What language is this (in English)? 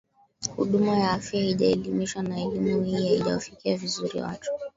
Swahili